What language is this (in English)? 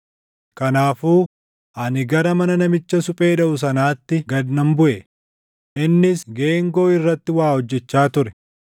Oromo